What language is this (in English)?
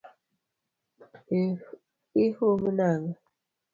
Luo (Kenya and Tanzania)